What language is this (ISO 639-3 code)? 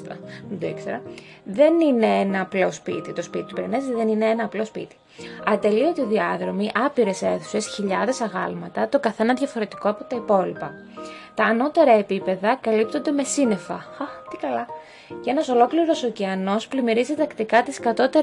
ell